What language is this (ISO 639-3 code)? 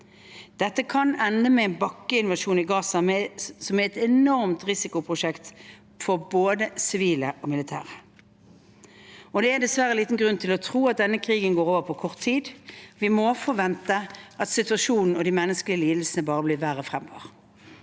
nor